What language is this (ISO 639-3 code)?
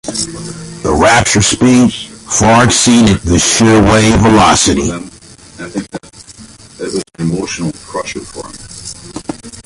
eng